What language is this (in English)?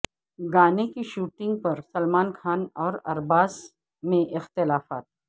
Urdu